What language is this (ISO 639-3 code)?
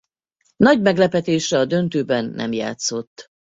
hun